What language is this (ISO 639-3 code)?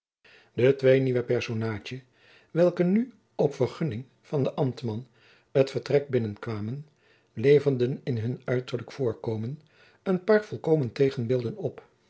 nld